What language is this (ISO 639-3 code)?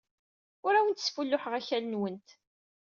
kab